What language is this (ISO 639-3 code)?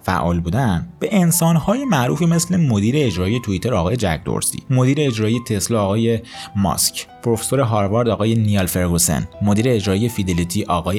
fas